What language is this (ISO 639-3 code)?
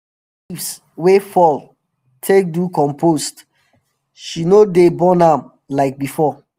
pcm